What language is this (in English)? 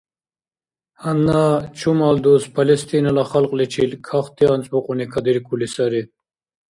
Dargwa